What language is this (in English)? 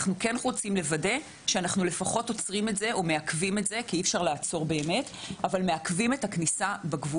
Hebrew